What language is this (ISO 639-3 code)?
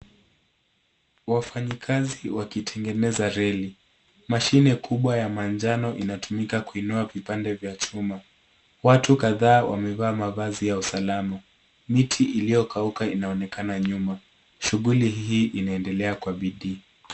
swa